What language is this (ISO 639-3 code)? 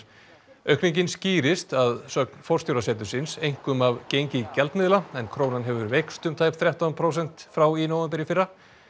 isl